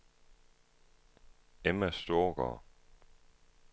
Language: Danish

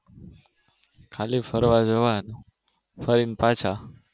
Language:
Gujarati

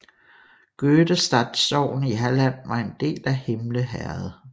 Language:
Danish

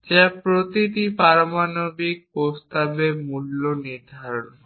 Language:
Bangla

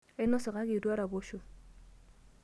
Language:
Masai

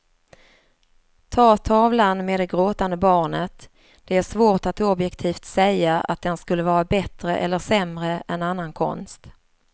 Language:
Swedish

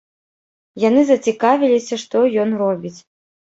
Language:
Belarusian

